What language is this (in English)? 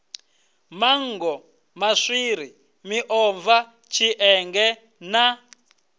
Venda